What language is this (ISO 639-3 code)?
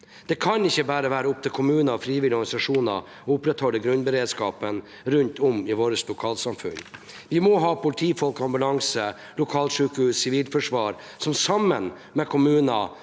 nor